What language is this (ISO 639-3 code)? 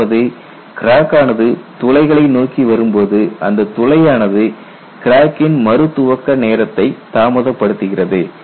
tam